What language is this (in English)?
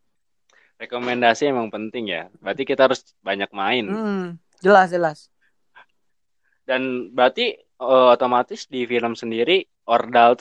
Indonesian